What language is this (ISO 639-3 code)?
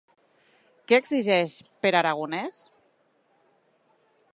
cat